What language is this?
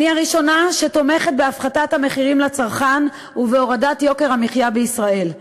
Hebrew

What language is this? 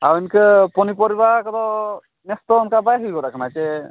Santali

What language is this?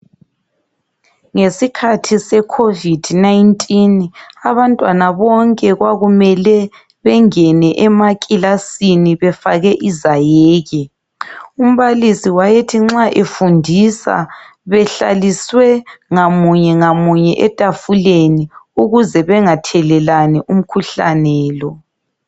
North Ndebele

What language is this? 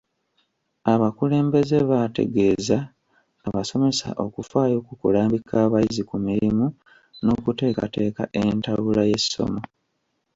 Ganda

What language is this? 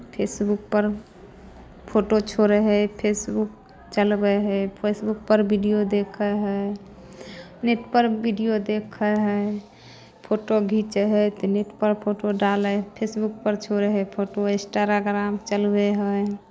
Maithili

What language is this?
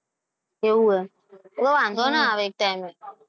Gujarati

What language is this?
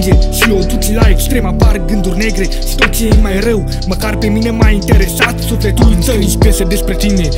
Romanian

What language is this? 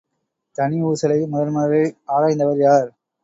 Tamil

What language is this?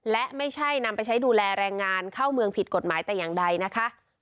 Thai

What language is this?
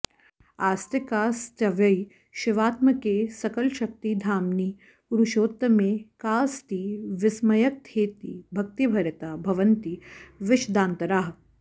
Sanskrit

